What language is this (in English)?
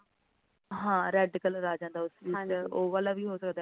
Punjabi